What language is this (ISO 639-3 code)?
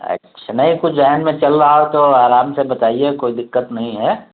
urd